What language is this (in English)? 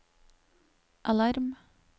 Norwegian